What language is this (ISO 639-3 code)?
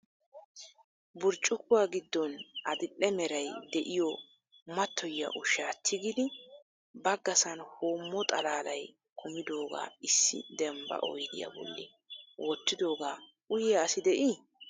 wal